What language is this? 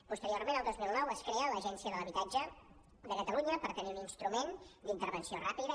Catalan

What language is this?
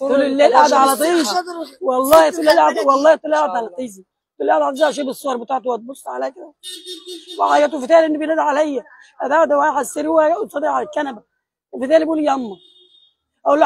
Arabic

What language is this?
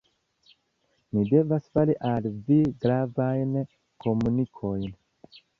Esperanto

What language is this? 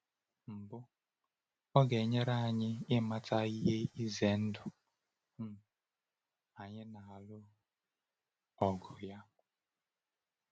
Igbo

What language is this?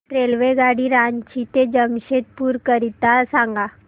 Marathi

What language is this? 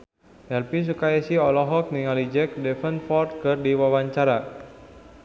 Sundanese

